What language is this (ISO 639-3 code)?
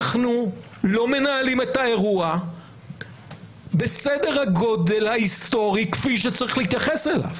heb